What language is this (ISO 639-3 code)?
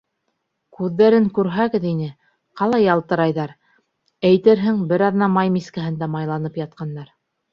bak